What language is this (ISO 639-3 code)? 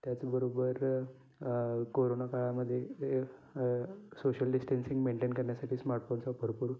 mar